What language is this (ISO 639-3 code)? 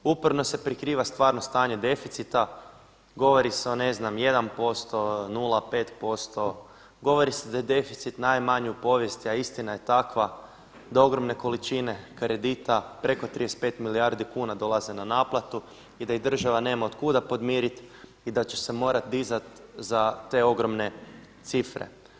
hrv